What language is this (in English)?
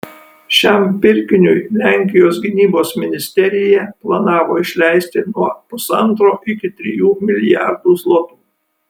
Lithuanian